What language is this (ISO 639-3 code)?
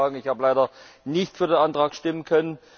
deu